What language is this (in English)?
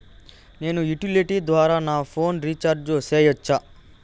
Telugu